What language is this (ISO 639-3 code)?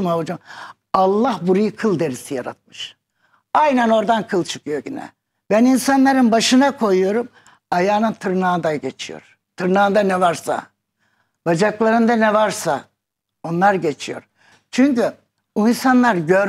tur